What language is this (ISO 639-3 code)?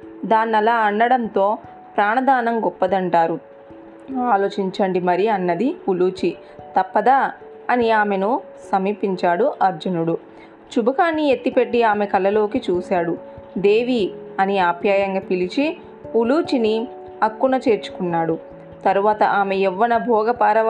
tel